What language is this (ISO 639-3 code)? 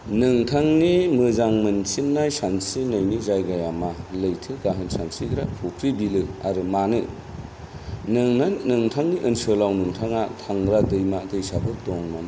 brx